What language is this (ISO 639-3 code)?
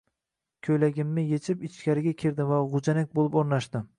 uzb